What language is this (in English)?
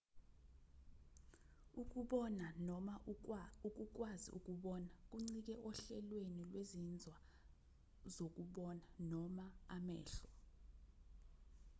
Zulu